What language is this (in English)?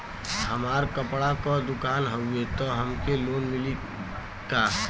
Bhojpuri